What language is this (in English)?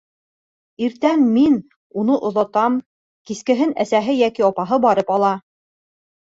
Bashkir